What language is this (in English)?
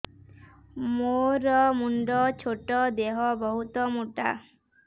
Odia